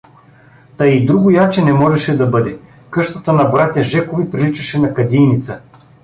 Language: Bulgarian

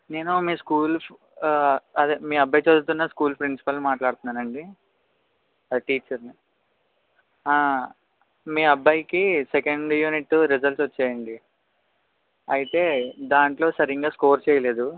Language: Telugu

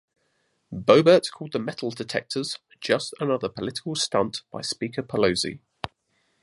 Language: English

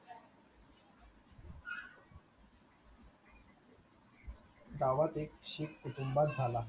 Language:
Marathi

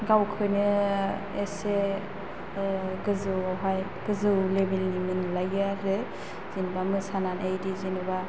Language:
Bodo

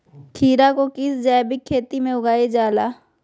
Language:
Magahi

